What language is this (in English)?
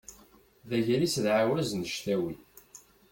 Kabyle